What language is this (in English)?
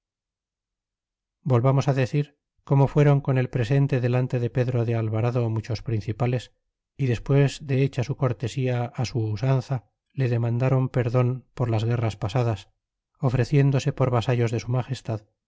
Spanish